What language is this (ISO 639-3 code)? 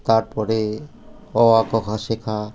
ben